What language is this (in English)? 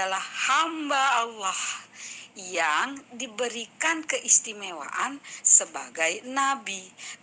Indonesian